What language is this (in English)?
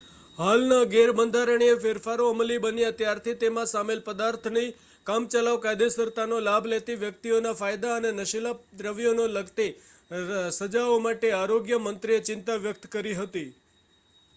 Gujarati